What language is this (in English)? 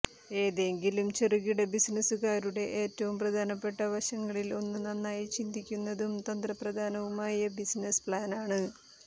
Malayalam